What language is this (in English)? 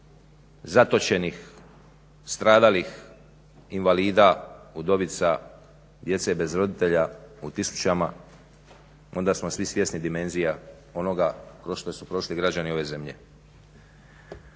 Croatian